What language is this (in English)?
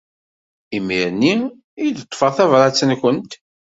Kabyle